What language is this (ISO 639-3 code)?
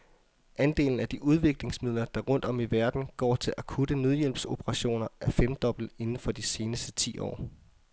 dan